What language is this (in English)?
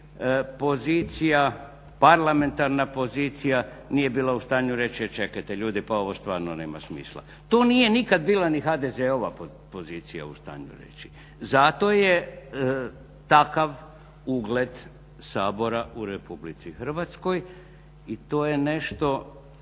Croatian